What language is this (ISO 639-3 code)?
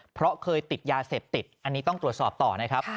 tha